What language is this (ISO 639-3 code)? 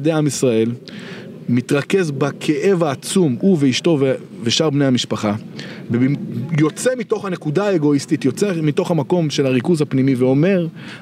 heb